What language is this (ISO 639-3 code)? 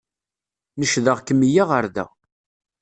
kab